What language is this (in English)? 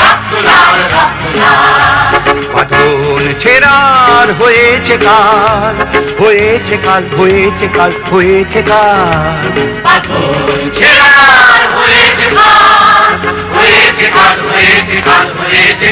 Hindi